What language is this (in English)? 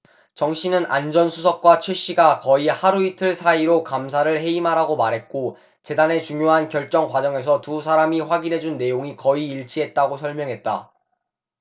Korean